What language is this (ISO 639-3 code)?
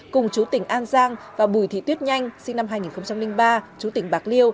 vie